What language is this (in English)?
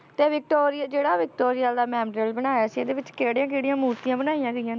Punjabi